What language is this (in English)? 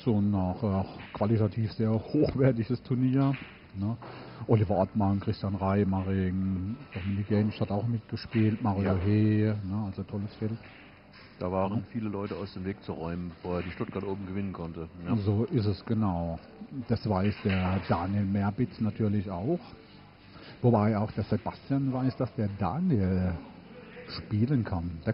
German